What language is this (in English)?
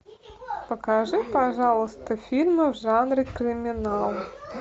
Russian